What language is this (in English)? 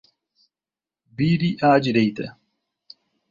Portuguese